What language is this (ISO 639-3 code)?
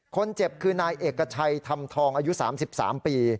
tha